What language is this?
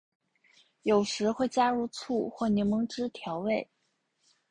Chinese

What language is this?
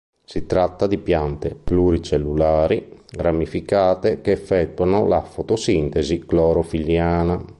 Italian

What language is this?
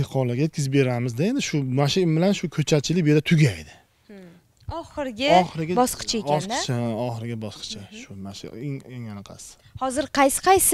Turkish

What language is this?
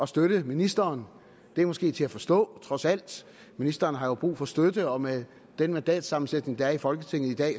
Danish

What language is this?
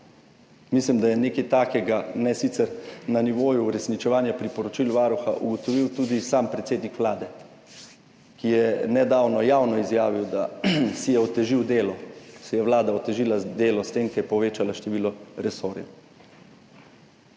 Slovenian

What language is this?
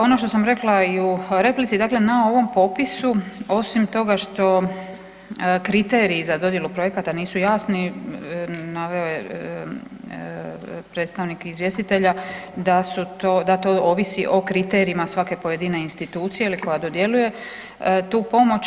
Croatian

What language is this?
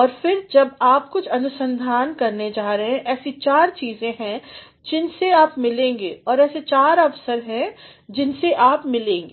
Hindi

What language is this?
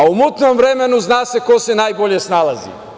Serbian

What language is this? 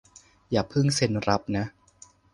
Thai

